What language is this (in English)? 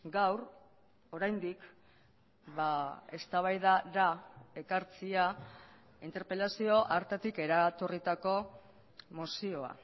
Basque